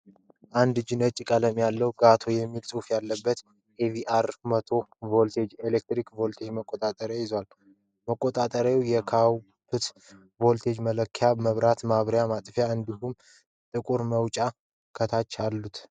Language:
Amharic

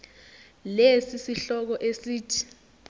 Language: Zulu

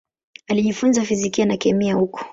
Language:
Swahili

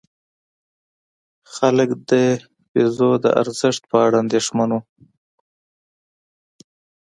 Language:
Pashto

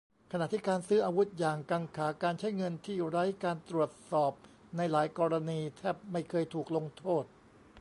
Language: Thai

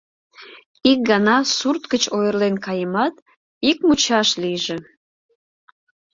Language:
Mari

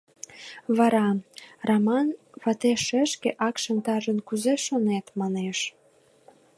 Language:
Mari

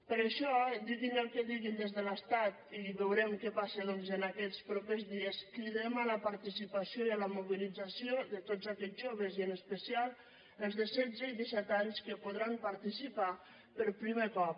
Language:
Catalan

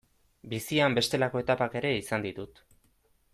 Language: Basque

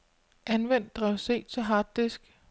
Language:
Danish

